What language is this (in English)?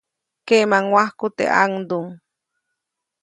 Copainalá Zoque